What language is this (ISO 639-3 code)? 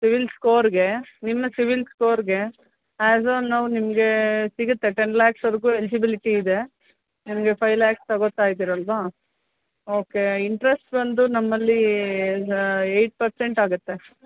kan